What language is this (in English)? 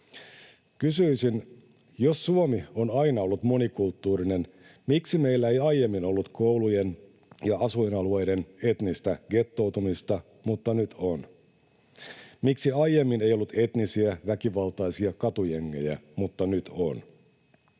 Finnish